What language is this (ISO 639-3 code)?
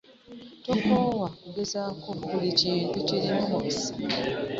lug